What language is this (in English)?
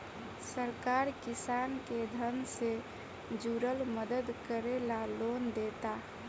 Bhojpuri